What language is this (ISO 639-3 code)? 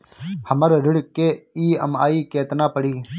bho